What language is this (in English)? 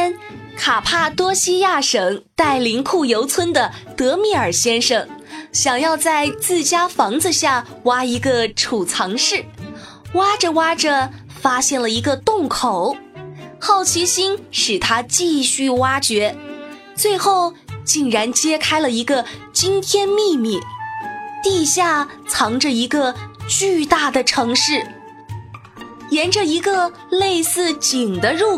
Chinese